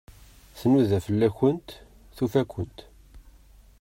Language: Kabyle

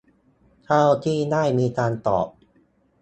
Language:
Thai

